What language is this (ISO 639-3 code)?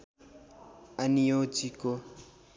nep